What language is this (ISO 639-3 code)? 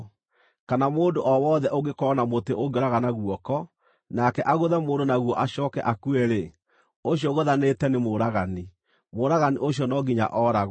kik